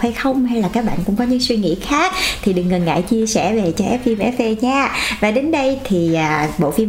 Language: Vietnamese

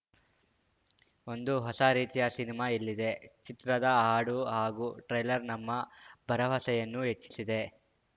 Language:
Kannada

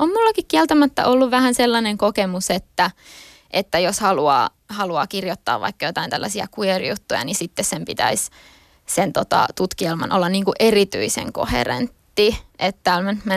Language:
Finnish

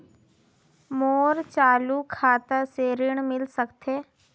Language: Chhattisgarhi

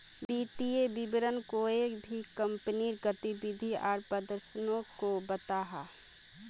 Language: Magahi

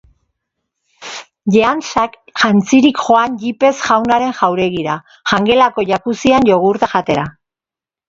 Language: Basque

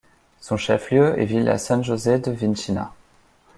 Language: French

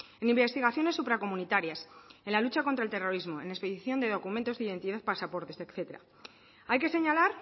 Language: Spanish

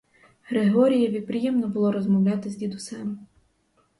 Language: Ukrainian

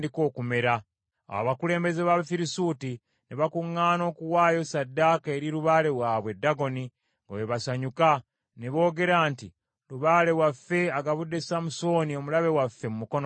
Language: Ganda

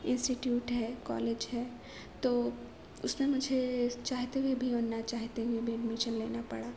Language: Urdu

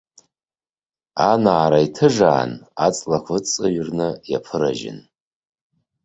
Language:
Abkhazian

